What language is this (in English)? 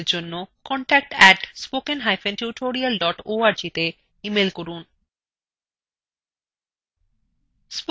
Bangla